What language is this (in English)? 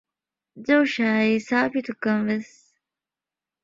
Divehi